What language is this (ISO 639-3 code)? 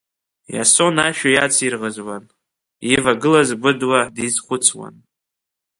abk